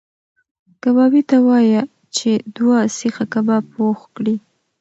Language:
Pashto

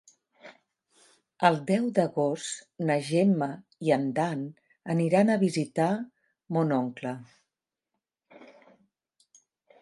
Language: Catalan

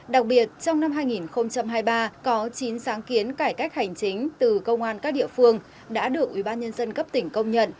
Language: Vietnamese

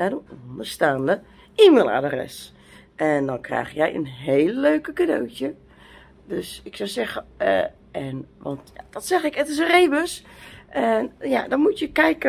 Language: Dutch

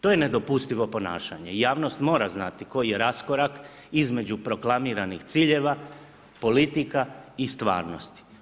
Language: Croatian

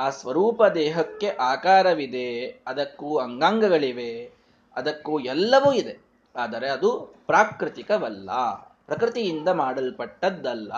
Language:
Kannada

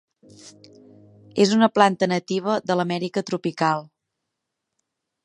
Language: Catalan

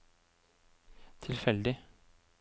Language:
Norwegian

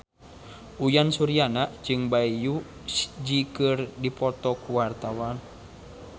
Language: Sundanese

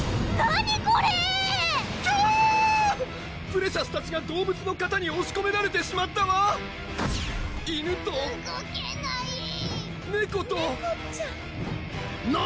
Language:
Japanese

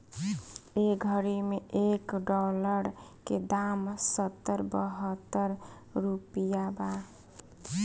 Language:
Bhojpuri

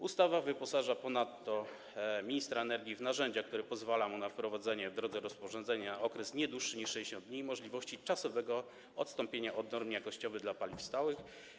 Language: Polish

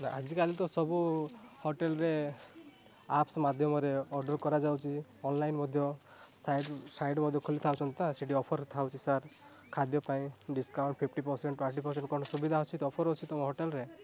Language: Odia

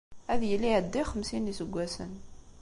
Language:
Kabyle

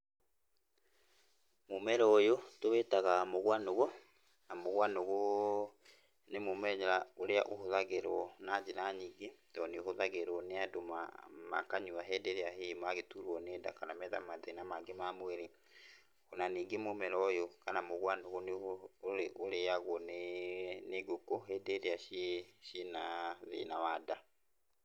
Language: Kikuyu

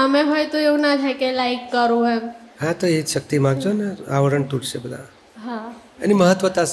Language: Gujarati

